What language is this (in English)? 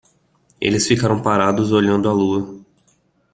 Portuguese